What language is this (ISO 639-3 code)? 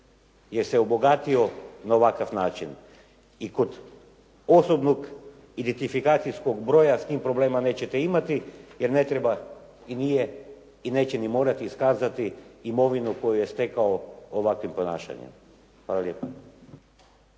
hrv